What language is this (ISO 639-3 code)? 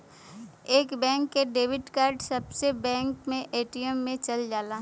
bho